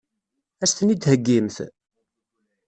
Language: Kabyle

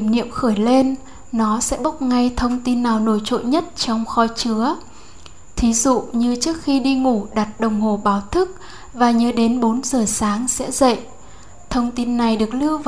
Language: Vietnamese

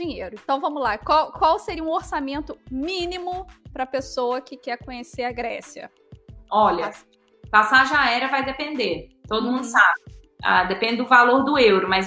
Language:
Portuguese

